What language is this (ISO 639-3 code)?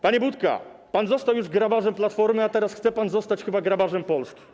pol